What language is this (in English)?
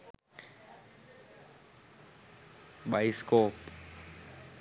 Sinhala